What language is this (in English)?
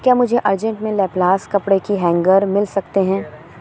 Urdu